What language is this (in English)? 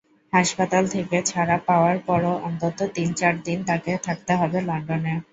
Bangla